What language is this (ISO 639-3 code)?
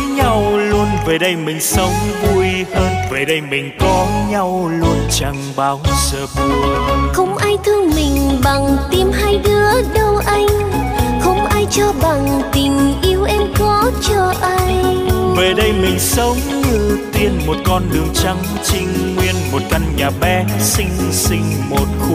vie